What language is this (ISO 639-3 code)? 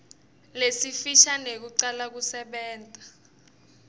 ssw